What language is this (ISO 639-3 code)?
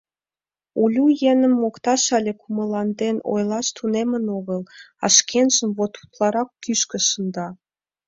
chm